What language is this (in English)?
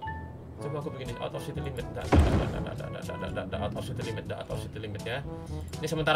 Indonesian